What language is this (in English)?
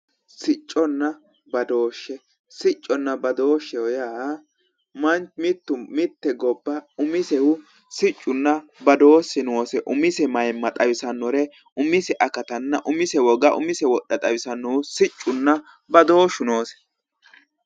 Sidamo